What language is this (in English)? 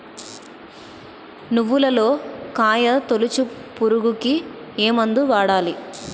Telugu